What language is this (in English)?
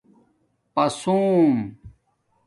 Domaaki